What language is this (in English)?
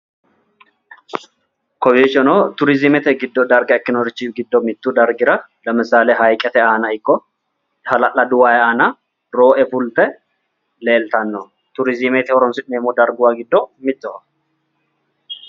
Sidamo